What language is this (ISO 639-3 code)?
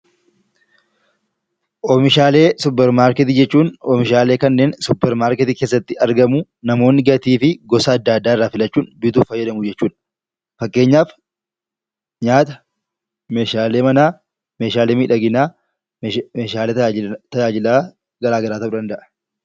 orm